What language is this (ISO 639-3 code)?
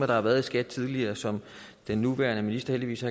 dan